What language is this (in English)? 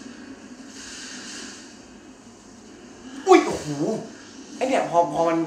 Thai